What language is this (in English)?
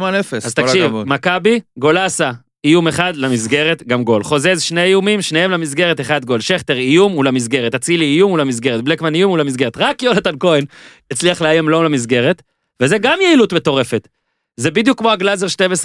Hebrew